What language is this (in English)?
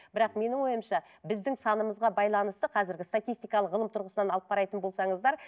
Kazakh